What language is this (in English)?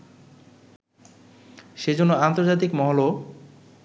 Bangla